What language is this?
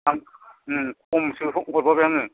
Bodo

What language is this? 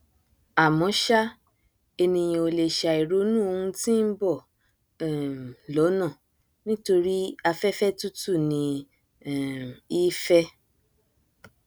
Yoruba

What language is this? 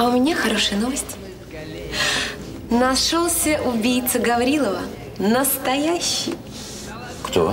Russian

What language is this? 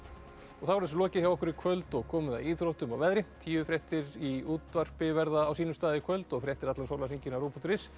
Icelandic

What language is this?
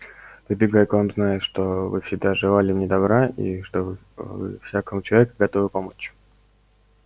Russian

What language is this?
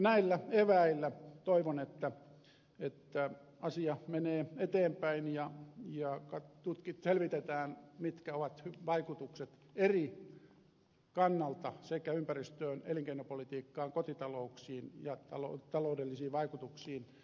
Finnish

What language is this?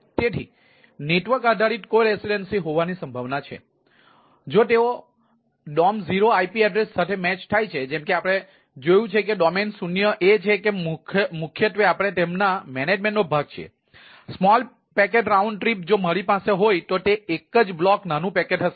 Gujarati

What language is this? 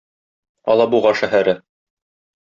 Tatar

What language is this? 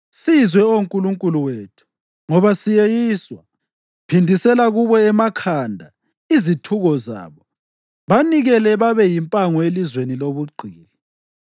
North Ndebele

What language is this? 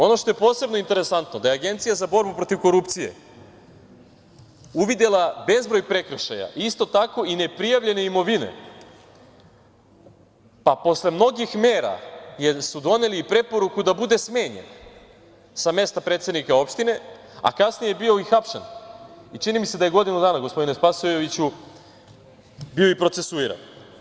Serbian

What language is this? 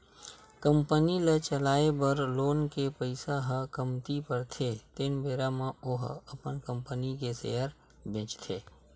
Chhattisgarhi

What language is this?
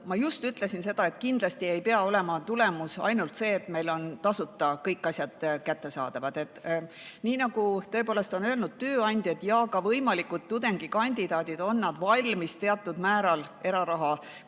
Estonian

